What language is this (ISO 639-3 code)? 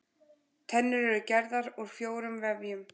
isl